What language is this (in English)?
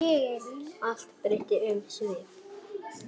Icelandic